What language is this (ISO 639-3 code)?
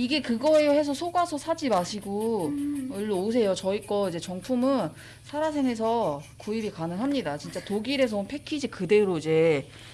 kor